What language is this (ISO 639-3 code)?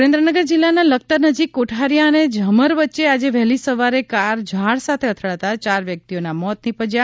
guj